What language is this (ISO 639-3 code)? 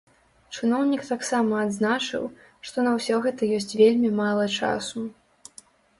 bel